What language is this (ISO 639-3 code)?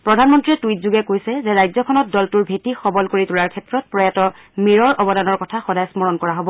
asm